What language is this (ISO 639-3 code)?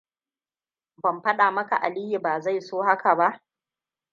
hau